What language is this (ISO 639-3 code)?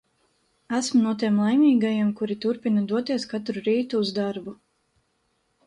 lav